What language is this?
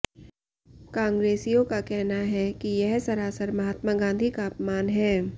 Hindi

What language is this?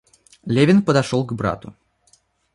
Russian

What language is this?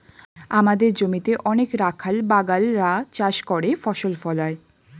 Bangla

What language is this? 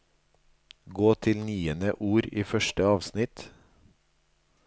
Norwegian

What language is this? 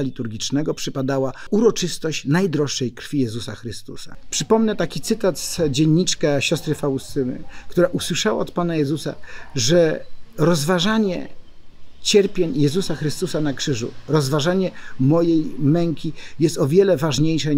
Polish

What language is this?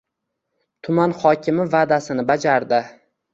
Uzbek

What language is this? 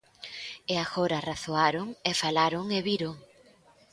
Galician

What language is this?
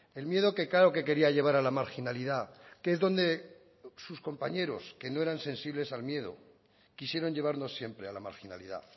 Spanish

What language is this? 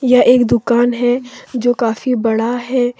Hindi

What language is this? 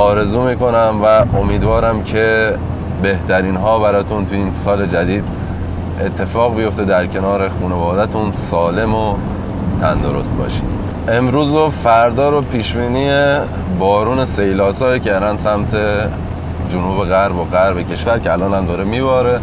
Persian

